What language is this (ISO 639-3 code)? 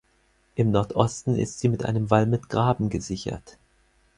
deu